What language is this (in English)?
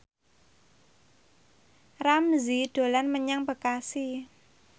Javanese